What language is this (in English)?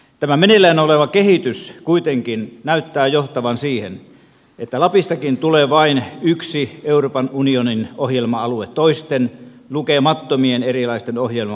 Finnish